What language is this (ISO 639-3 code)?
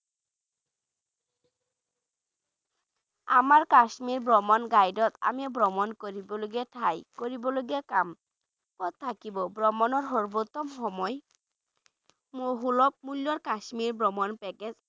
ben